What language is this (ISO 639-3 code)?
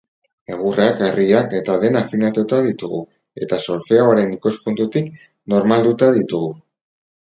eus